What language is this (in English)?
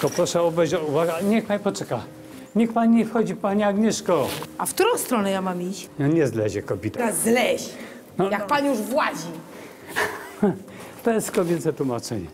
Polish